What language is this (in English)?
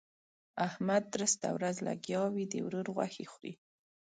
Pashto